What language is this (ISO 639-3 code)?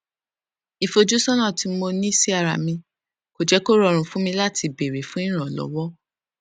yor